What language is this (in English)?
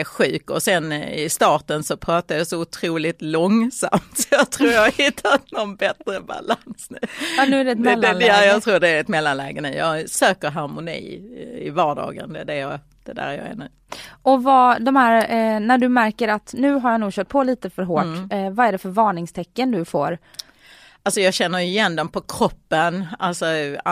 Swedish